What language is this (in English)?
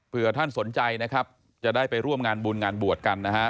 Thai